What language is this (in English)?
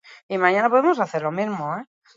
Basque